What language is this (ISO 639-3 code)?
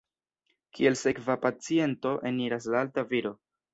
epo